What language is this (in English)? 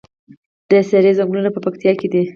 Pashto